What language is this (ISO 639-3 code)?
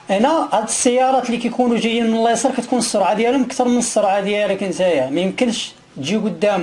ara